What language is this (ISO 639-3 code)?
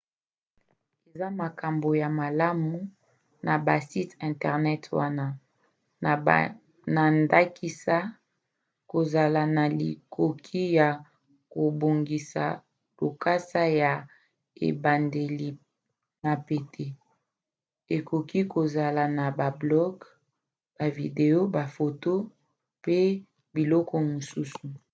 lin